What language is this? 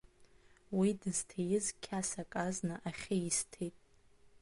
Abkhazian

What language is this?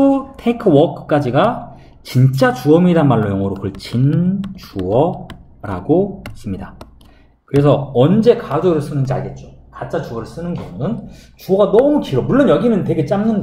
Korean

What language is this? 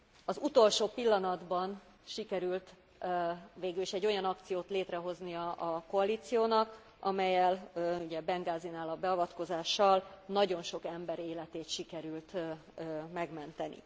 Hungarian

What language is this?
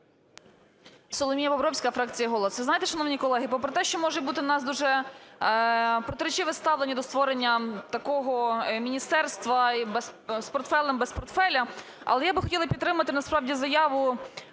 Ukrainian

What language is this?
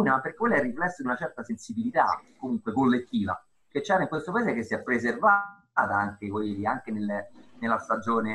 Italian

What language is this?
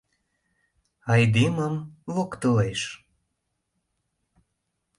Mari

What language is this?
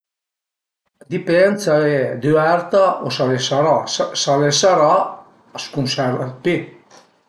Piedmontese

